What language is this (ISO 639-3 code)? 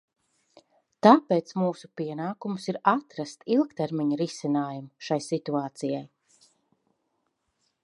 lav